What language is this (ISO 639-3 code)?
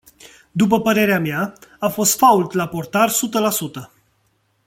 ron